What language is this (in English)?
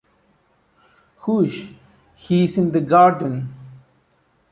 English